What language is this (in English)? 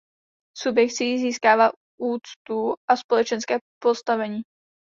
Czech